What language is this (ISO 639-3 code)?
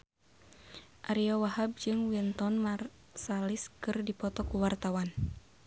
sun